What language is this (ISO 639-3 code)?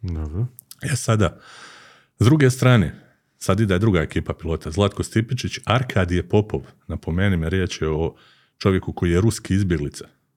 hrv